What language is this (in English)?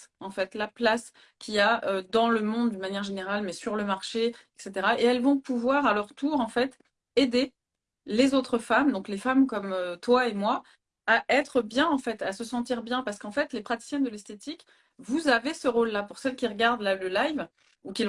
French